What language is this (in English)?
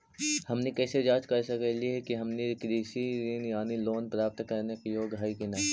Magahi